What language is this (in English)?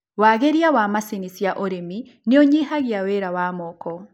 Kikuyu